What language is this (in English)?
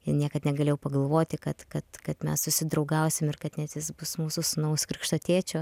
Lithuanian